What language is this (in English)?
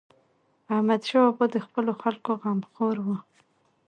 Pashto